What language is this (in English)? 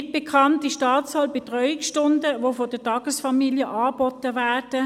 Swiss German